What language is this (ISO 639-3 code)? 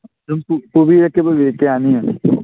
mni